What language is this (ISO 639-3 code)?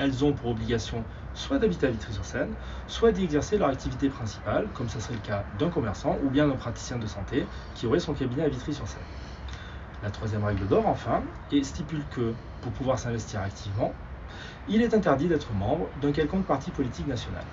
fra